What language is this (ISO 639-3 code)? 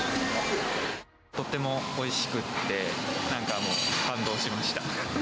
jpn